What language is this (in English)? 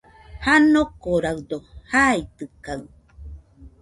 Nüpode Huitoto